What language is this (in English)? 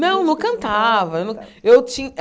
Portuguese